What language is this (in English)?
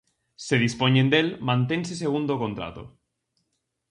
Galician